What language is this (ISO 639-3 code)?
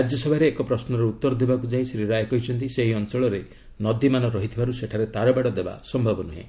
ori